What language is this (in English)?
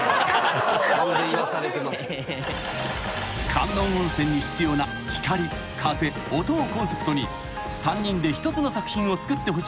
Japanese